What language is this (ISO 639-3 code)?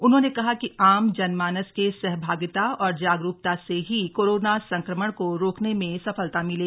hin